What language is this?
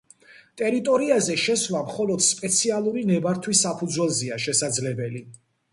Georgian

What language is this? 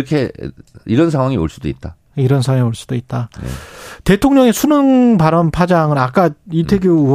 Korean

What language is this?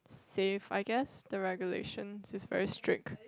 English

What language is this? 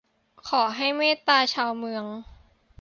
Thai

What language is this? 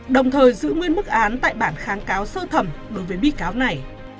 Vietnamese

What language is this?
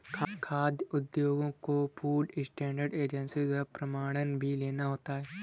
Hindi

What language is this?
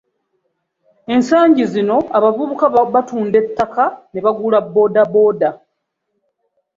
Ganda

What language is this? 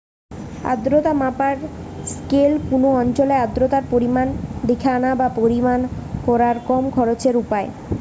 Bangla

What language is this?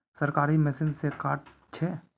Magahi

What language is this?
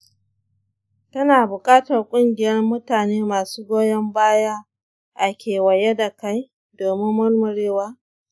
Hausa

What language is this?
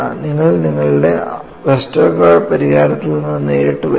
Malayalam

